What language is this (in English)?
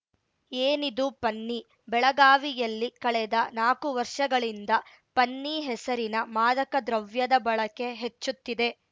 Kannada